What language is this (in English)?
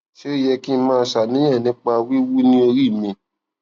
Yoruba